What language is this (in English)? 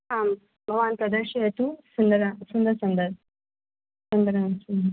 Sanskrit